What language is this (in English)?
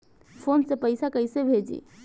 Bhojpuri